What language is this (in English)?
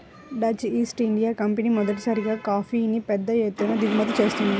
Telugu